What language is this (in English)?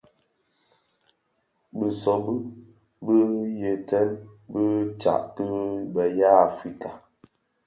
Bafia